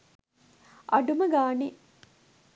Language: Sinhala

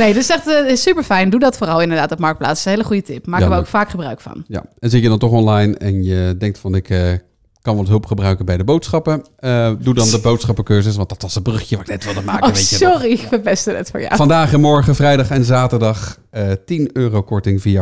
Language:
Dutch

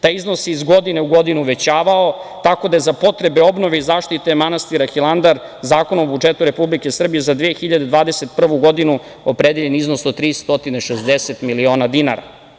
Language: Serbian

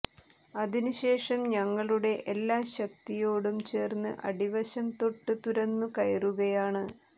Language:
Malayalam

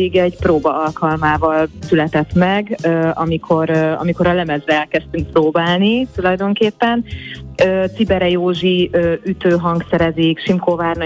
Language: Hungarian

